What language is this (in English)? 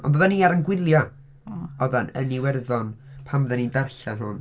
Welsh